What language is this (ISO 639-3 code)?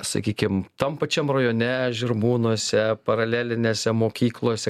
lit